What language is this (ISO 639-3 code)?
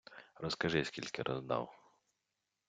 ukr